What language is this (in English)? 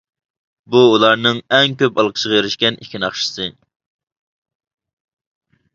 Uyghur